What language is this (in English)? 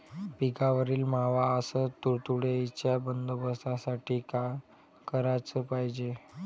Marathi